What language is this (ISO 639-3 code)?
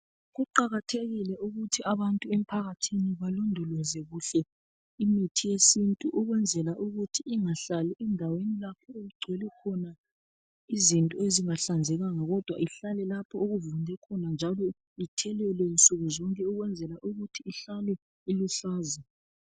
nde